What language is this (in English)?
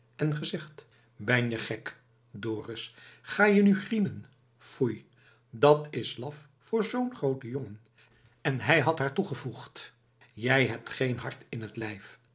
Dutch